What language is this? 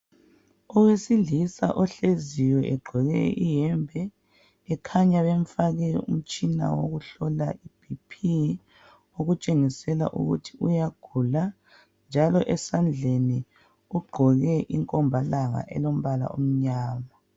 North Ndebele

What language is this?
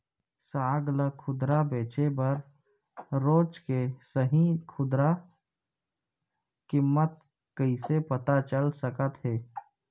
Chhattisgarhi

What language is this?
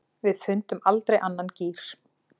Icelandic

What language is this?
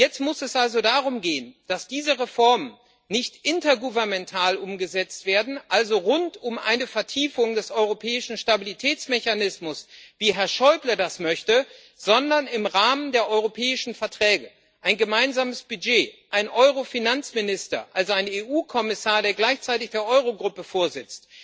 German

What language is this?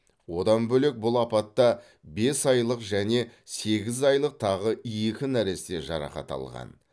Kazakh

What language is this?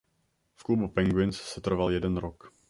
Czech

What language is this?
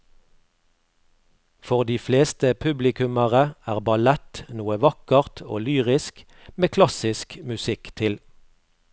Norwegian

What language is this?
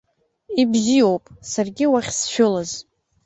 Abkhazian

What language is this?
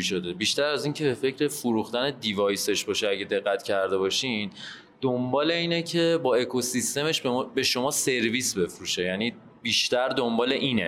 Persian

